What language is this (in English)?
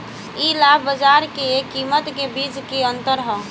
Bhojpuri